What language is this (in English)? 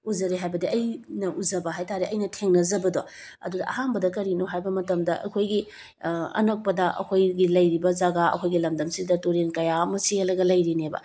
Manipuri